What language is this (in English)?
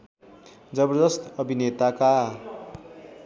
Nepali